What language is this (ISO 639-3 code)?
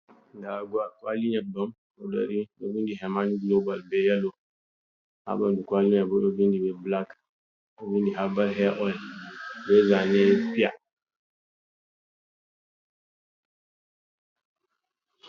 ful